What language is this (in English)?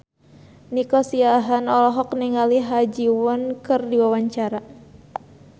Sundanese